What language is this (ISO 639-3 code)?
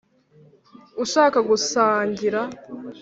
kin